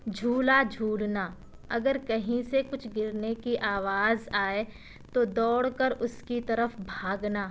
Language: Urdu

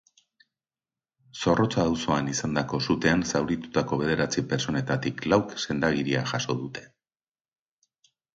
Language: Basque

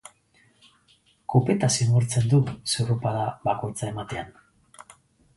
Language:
Basque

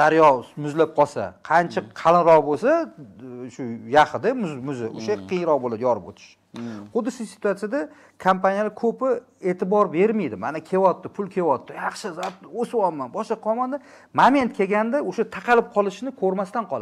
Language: Turkish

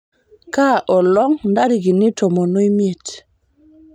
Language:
Masai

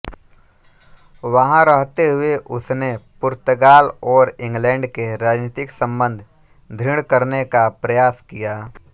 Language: Hindi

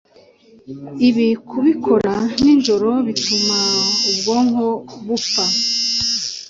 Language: Kinyarwanda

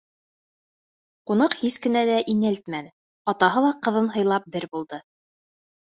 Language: Bashkir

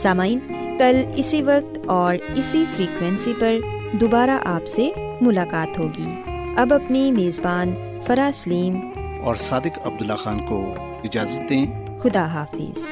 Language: Urdu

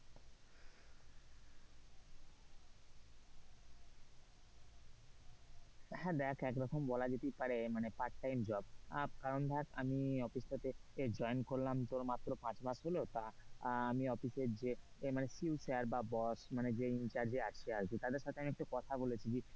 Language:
Bangla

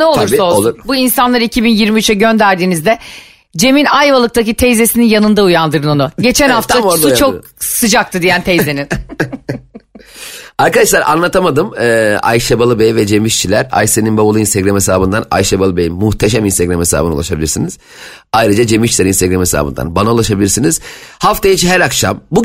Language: Turkish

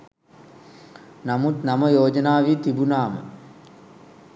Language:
Sinhala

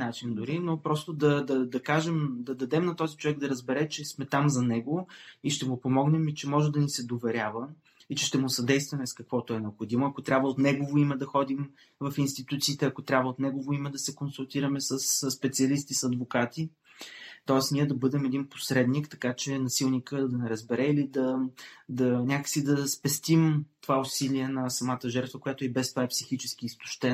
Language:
Bulgarian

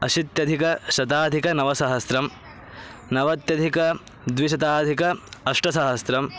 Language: Sanskrit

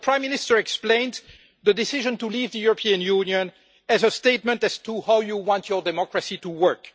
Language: English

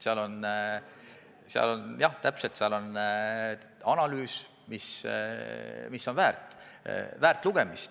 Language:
Estonian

